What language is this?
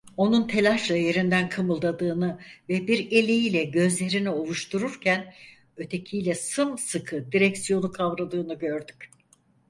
Turkish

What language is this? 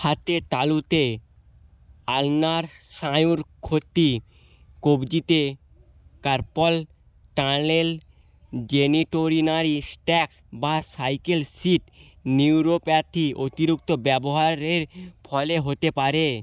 Bangla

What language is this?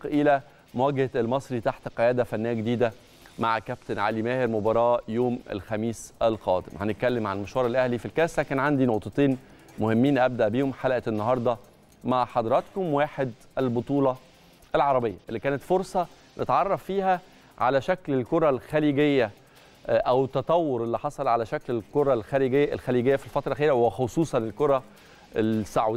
Arabic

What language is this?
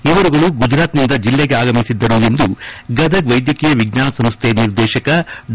Kannada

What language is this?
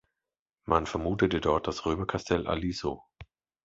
German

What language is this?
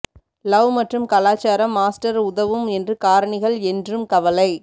Tamil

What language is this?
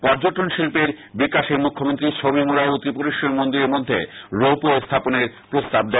Bangla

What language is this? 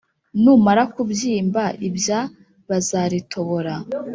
Kinyarwanda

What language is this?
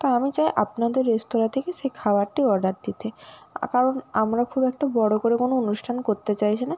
Bangla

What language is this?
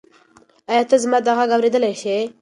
Pashto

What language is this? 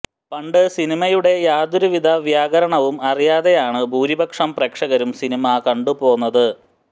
Malayalam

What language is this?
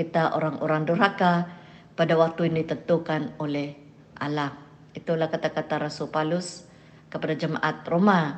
Malay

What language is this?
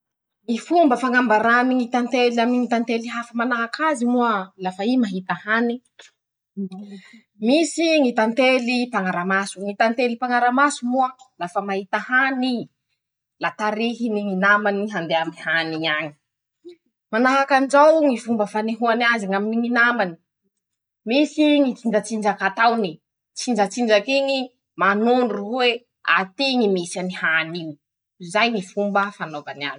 Masikoro Malagasy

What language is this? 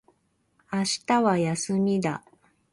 Japanese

